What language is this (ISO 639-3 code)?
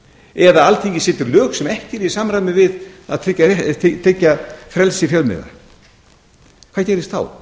isl